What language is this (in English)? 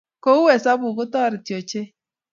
Kalenjin